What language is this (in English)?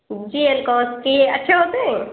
Urdu